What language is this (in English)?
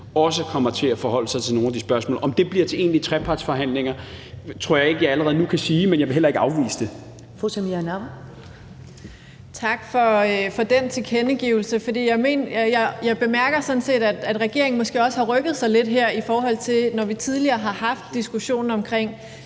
Danish